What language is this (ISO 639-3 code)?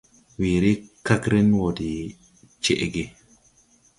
tui